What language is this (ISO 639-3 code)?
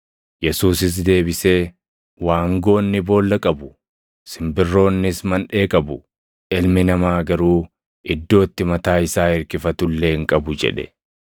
orm